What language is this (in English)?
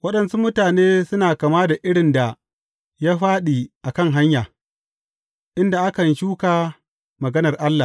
Hausa